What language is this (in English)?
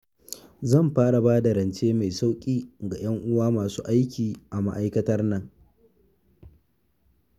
Hausa